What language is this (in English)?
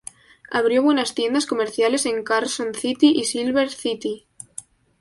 Spanish